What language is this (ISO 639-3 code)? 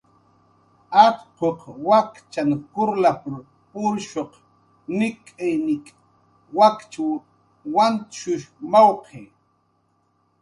jqr